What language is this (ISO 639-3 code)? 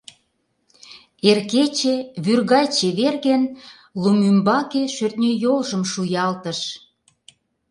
chm